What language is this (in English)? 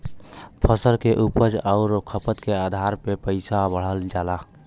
Bhojpuri